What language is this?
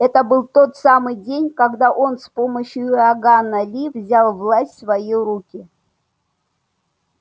Russian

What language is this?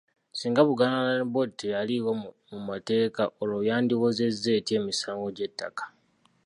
Ganda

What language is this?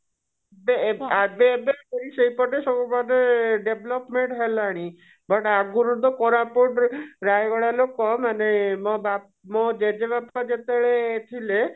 Odia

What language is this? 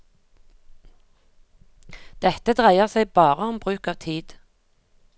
Norwegian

